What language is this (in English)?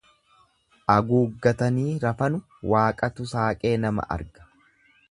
Oromo